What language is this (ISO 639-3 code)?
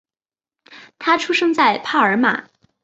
zho